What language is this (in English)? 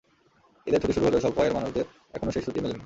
Bangla